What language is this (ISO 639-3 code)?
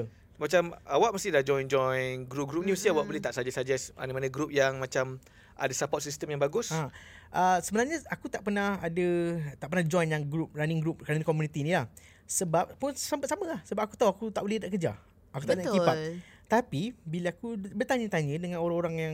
msa